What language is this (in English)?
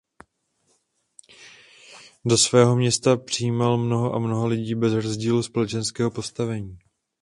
Czech